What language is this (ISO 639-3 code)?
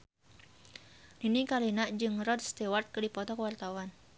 sun